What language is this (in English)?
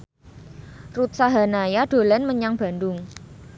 Javanese